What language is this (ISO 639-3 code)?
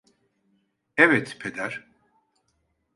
tur